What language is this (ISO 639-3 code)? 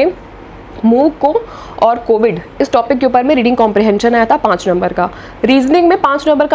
hin